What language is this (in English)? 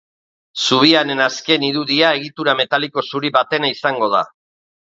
Basque